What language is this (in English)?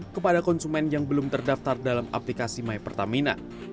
Indonesian